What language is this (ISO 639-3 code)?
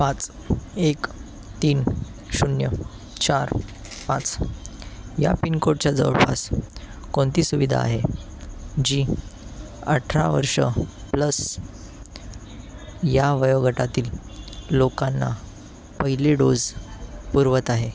mar